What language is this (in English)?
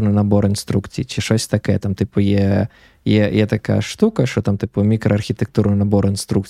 Ukrainian